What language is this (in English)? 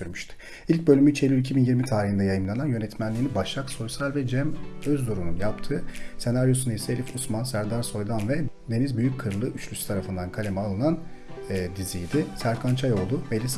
Turkish